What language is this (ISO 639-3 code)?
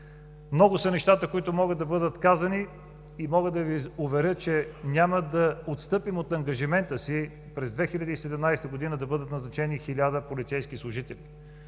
bul